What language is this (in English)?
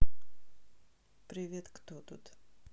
Russian